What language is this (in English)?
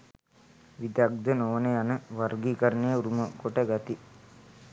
Sinhala